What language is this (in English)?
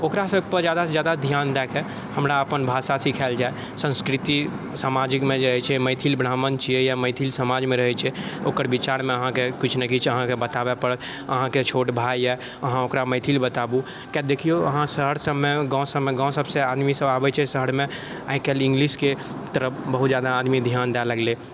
Maithili